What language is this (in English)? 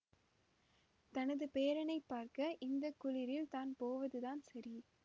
Tamil